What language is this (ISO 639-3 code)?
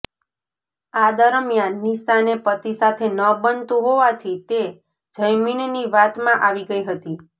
guj